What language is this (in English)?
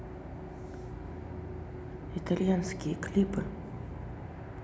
Russian